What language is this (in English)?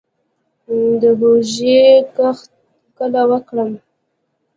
Pashto